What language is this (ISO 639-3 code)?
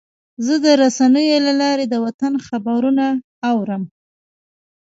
pus